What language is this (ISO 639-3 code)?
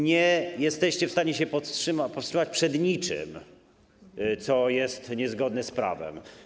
pol